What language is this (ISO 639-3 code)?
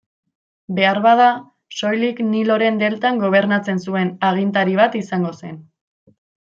eus